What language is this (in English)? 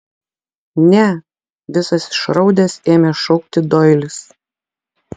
Lithuanian